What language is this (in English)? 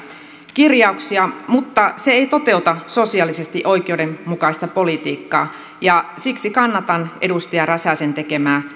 Finnish